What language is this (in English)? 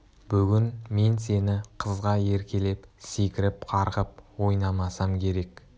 Kazakh